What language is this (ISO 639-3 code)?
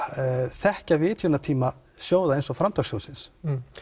isl